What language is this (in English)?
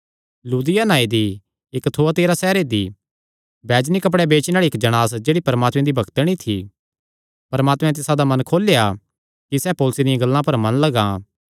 Kangri